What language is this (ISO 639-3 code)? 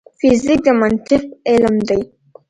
pus